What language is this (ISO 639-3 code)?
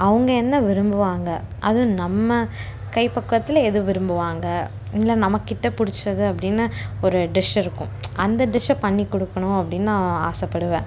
tam